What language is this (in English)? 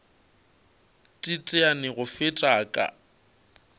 Northern Sotho